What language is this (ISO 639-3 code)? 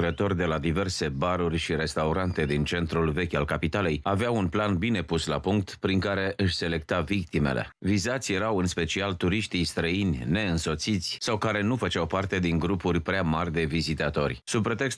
ron